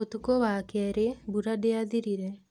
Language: Kikuyu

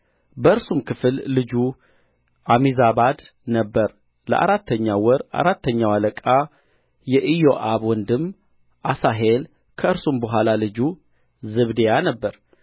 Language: Amharic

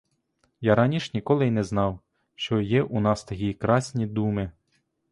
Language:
Ukrainian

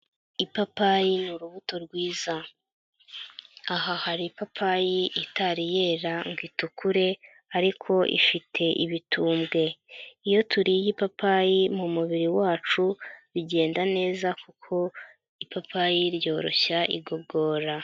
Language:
Kinyarwanda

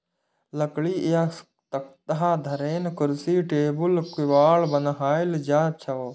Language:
Maithili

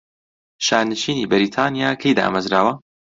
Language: Central Kurdish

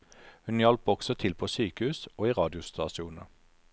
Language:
Norwegian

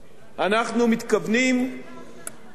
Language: Hebrew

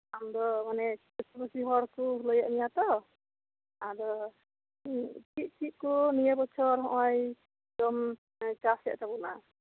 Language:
Santali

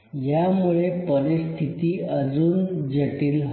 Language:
Marathi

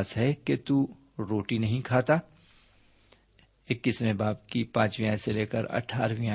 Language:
Urdu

